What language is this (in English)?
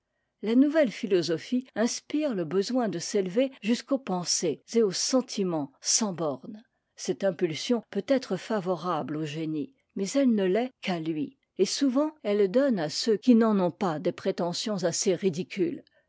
French